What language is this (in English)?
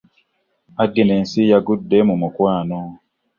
Ganda